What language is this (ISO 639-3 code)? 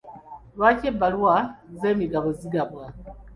lug